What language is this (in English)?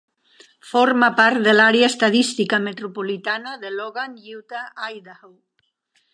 Catalan